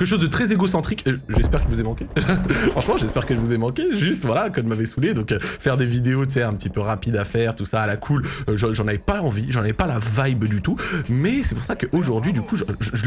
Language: French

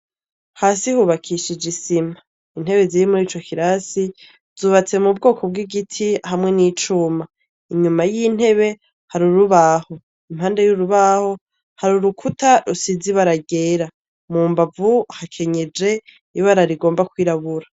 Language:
Rundi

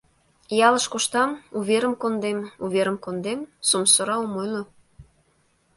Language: Mari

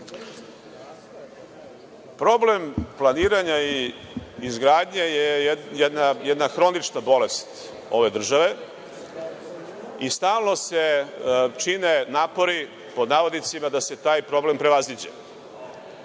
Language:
Serbian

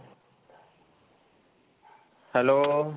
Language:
Punjabi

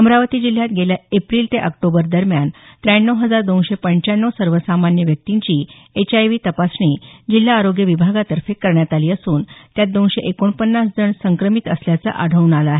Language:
Marathi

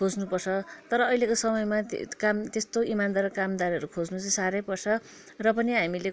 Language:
Nepali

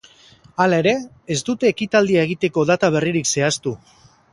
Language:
Basque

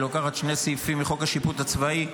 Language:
Hebrew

